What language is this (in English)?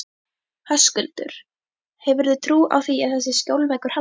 Icelandic